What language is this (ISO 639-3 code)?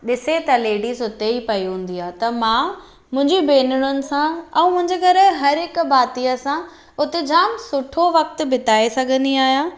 snd